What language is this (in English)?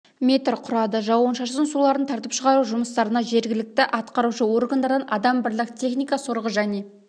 Kazakh